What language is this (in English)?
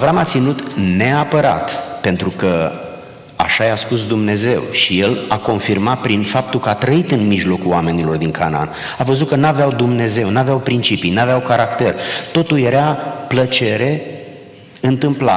Romanian